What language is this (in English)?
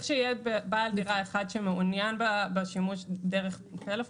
Hebrew